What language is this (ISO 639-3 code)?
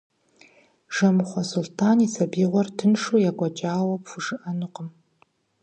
kbd